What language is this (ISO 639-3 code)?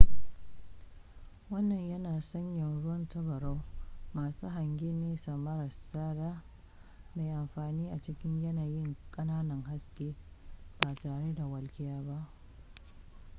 hau